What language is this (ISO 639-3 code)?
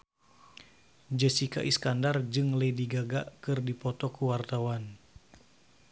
sun